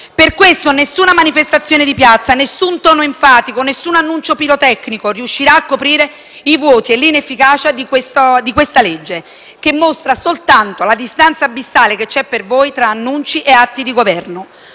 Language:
Italian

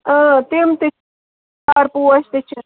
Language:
Kashmiri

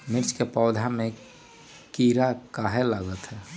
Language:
Magahi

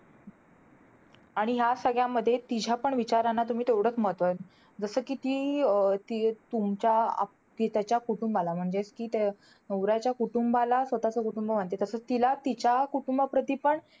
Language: Marathi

